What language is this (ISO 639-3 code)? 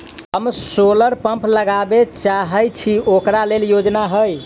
mai